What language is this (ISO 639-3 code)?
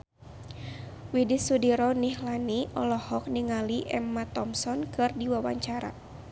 sun